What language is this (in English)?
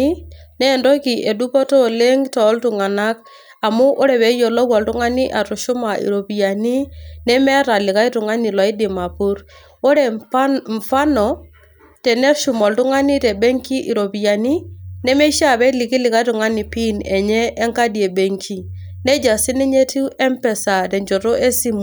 Masai